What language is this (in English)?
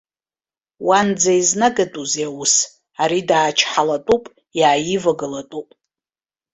Abkhazian